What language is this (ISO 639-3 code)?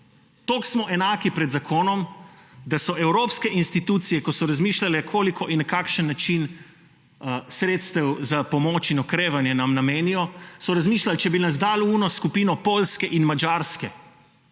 slv